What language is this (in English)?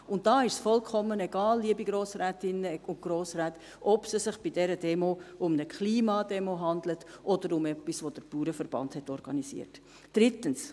Swiss German